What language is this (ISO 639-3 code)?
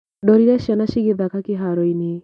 kik